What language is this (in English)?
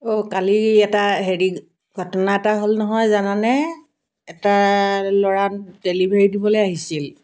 Assamese